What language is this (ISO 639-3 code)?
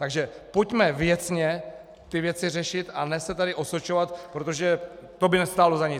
ces